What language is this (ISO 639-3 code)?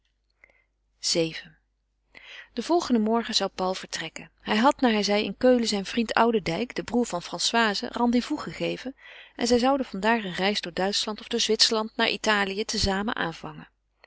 nld